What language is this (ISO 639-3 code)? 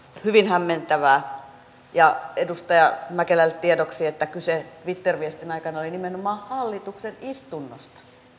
fin